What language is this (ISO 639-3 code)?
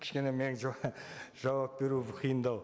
kaz